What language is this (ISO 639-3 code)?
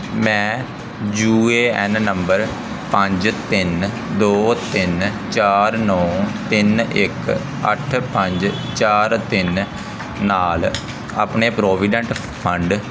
pan